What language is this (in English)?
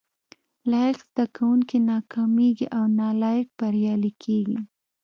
Pashto